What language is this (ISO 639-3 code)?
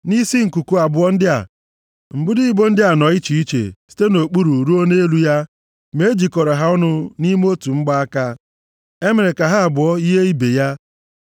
ibo